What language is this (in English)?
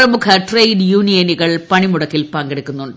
Malayalam